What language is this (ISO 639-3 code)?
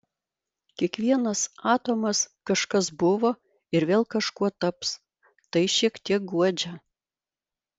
lit